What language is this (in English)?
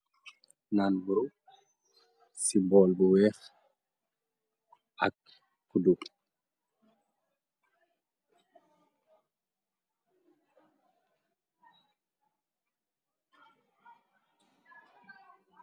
Wolof